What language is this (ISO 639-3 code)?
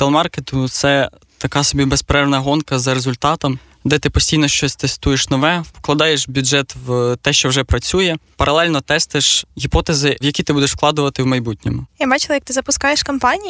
ukr